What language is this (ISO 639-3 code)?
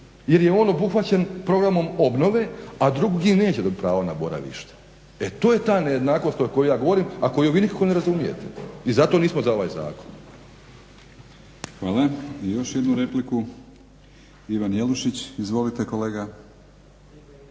hrv